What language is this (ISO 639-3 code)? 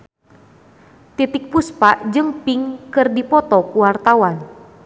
sun